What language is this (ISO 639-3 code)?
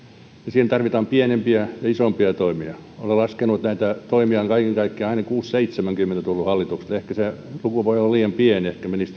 fin